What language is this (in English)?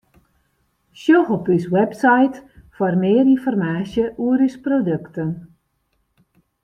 Western Frisian